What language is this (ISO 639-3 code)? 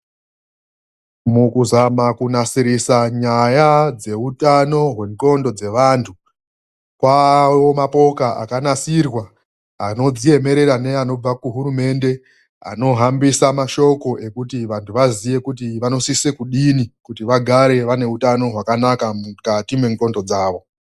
ndc